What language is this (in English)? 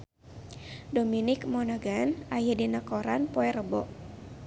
Sundanese